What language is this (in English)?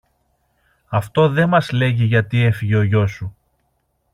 Greek